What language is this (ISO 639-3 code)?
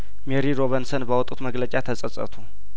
amh